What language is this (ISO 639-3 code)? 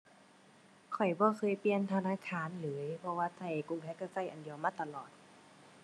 tha